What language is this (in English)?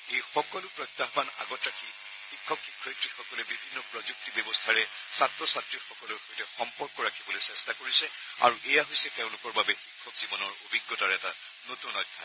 Assamese